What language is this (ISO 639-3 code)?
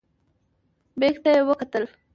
pus